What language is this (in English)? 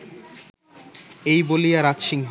Bangla